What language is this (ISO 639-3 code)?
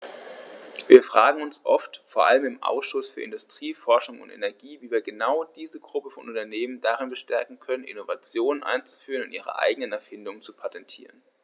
deu